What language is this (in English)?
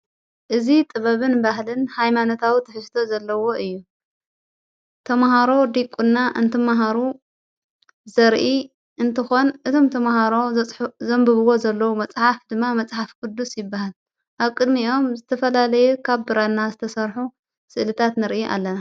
Tigrinya